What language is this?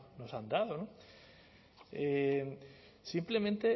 Spanish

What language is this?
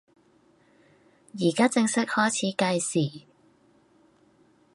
Cantonese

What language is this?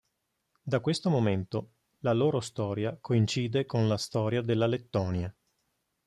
Italian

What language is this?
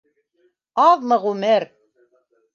Bashkir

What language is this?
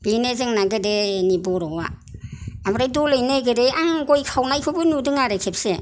Bodo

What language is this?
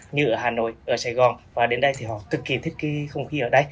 Vietnamese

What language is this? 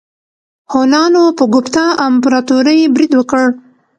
Pashto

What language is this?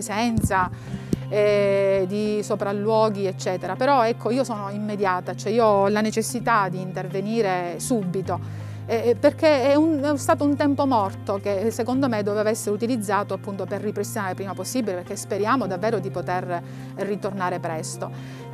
Italian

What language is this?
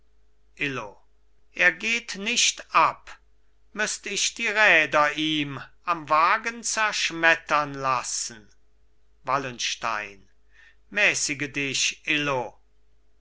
German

